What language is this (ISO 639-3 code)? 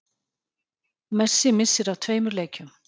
isl